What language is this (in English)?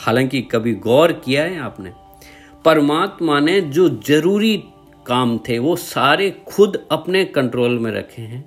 Hindi